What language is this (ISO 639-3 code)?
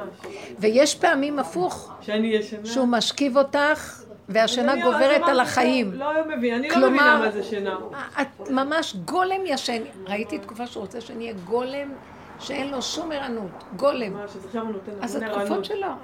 heb